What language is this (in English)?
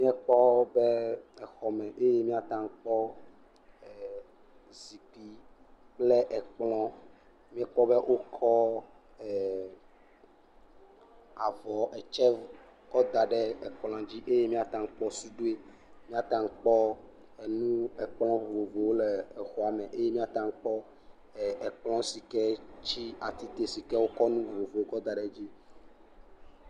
Ewe